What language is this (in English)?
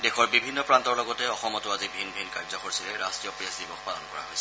Assamese